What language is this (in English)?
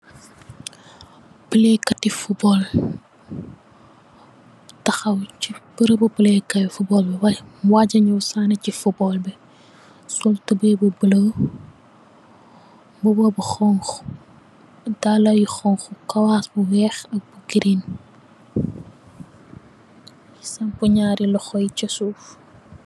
Wolof